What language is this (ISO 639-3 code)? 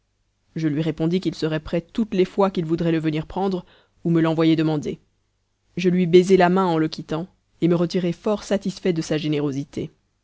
fra